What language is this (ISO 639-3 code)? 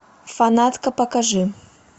rus